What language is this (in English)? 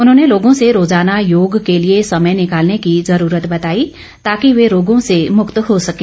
Hindi